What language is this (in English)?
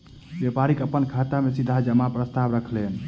Maithili